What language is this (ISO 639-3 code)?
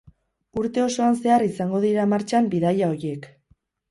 eus